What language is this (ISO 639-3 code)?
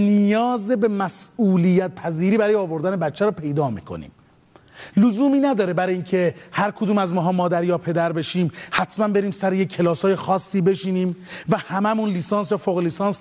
fas